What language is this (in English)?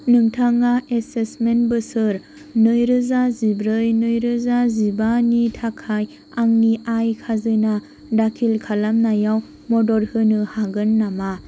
Bodo